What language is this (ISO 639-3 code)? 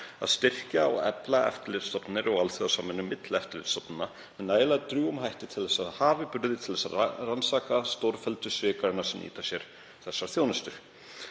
isl